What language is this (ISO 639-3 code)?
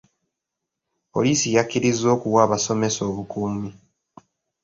lug